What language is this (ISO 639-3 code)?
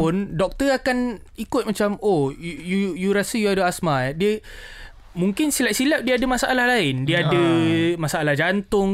msa